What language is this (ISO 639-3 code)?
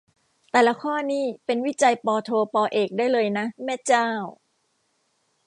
tha